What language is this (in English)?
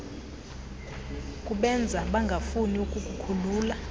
Xhosa